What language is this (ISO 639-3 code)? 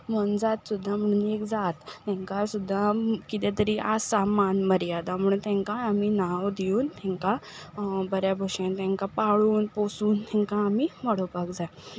kok